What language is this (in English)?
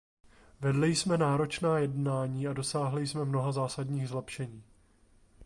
Czech